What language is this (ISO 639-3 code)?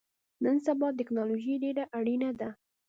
pus